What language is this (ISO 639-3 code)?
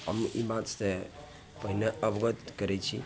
mai